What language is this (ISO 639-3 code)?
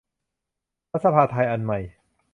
tha